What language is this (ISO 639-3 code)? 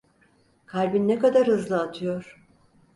tur